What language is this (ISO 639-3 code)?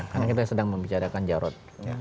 ind